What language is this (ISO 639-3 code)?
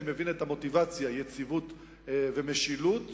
heb